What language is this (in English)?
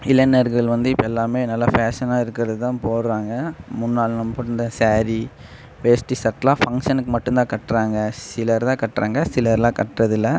Tamil